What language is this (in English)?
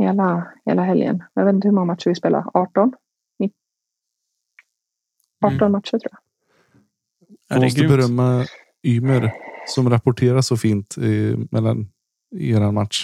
Swedish